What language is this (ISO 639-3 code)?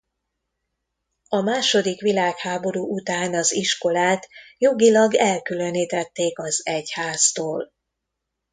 hun